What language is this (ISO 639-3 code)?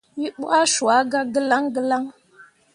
mua